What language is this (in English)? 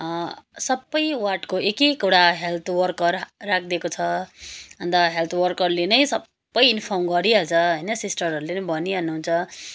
Nepali